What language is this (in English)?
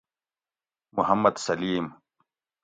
Gawri